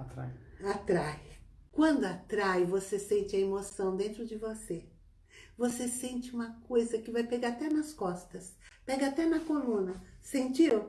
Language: Portuguese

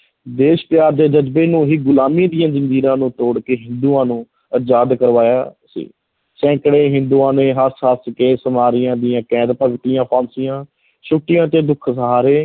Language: Punjabi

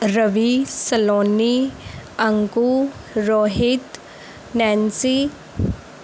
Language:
Punjabi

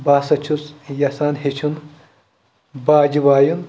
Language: Kashmiri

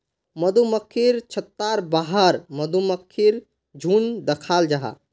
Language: Magahi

